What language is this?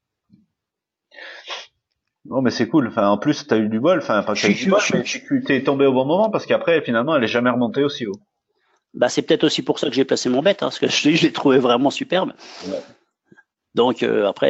French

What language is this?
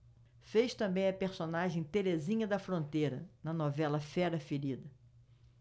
Portuguese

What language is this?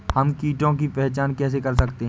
Hindi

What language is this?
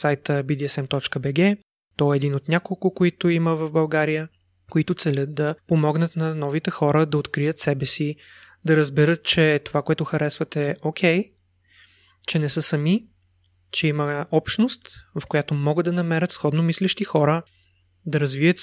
Bulgarian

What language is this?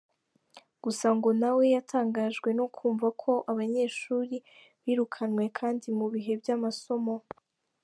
Kinyarwanda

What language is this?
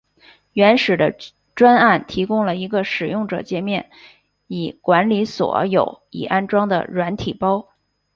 Chinese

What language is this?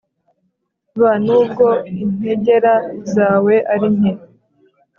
Kinyarwanda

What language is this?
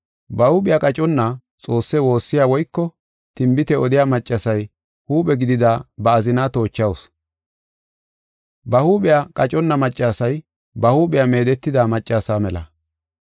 Gofa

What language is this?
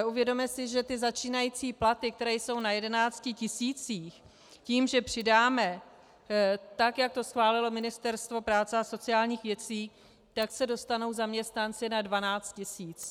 Czech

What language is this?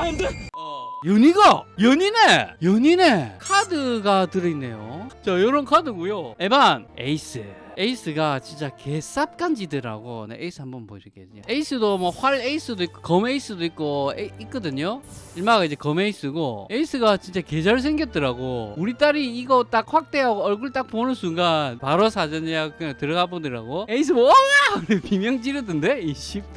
Korean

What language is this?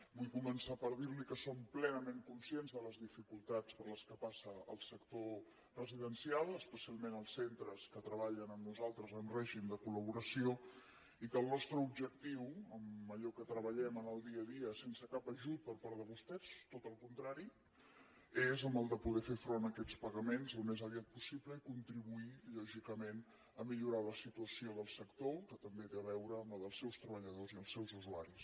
Catalan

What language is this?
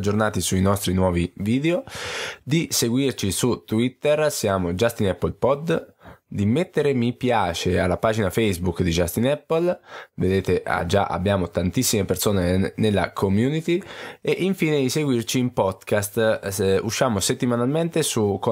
Italian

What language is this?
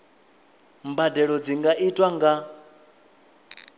Venda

